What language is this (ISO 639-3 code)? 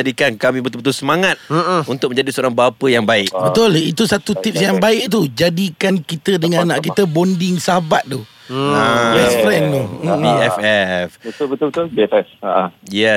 msa